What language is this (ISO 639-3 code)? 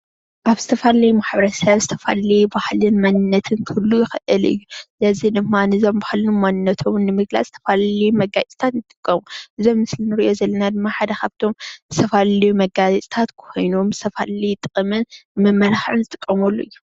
tir